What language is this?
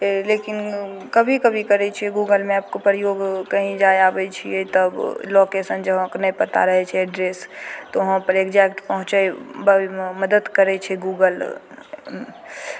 Maithili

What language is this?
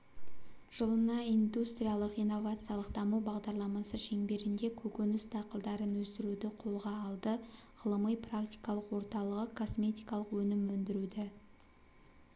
Kazakh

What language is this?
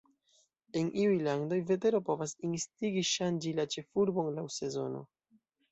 Esperanto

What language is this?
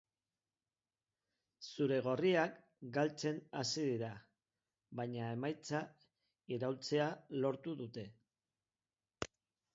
Basque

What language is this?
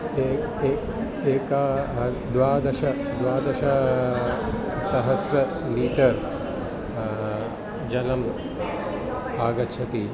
Sanskrit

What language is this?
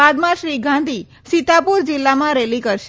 Gujarati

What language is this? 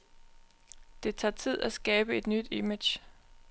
Danish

